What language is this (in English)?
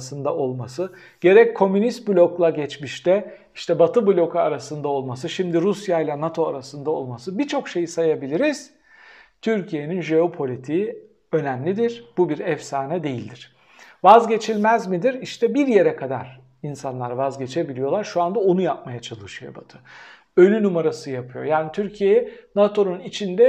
Turkish